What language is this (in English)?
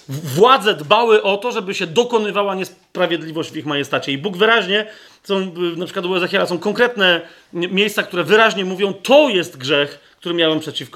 Polish